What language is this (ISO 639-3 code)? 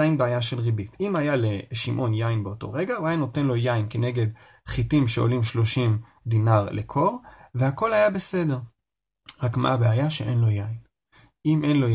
heb